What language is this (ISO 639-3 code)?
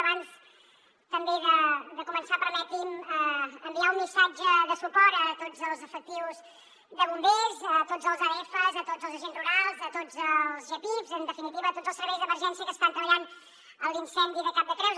cat